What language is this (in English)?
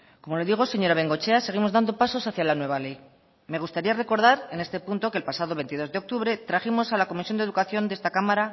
Spanish